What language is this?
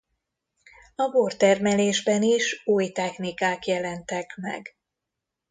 Hungarian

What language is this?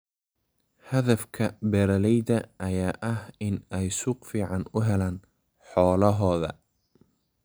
Somali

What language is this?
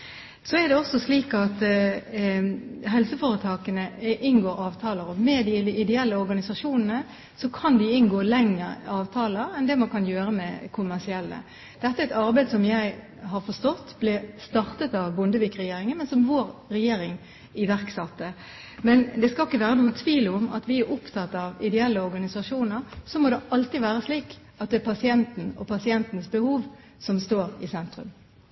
Norwegian Bokmål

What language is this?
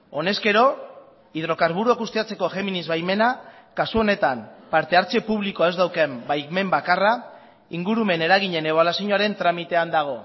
Basque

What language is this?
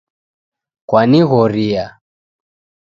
Taita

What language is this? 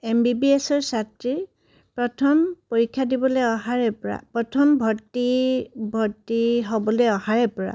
Assamese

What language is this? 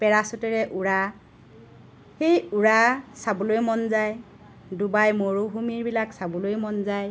Assamese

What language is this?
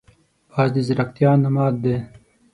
Pashto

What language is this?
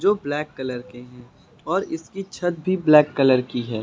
Hindi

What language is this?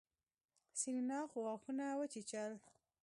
Pashto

